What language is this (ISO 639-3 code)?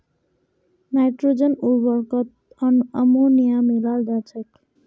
mag